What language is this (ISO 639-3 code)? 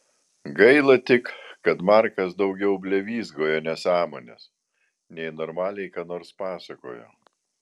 lit